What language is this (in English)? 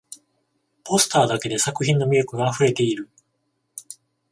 Japanese